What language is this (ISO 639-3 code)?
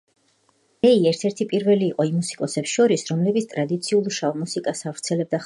kat